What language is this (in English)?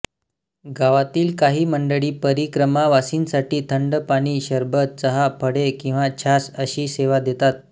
Marathi